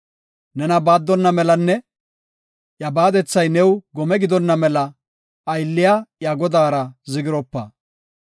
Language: Gofa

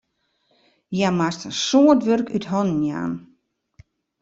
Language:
Western Frisian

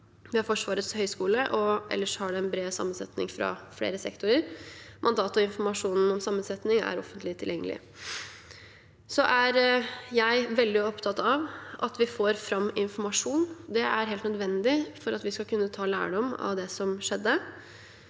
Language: Norwegian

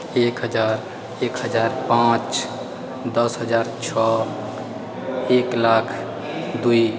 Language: Maithili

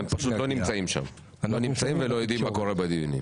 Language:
Hebrew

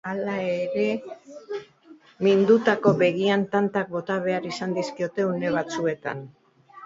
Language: Basque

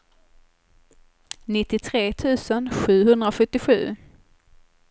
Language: Swedish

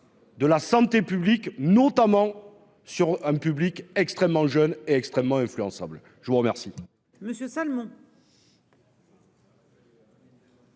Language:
French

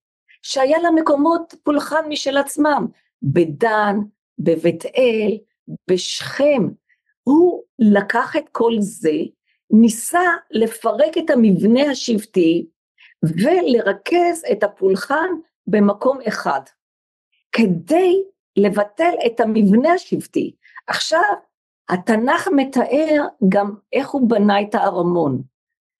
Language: Hebrew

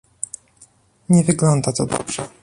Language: Polish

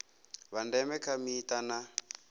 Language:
Venda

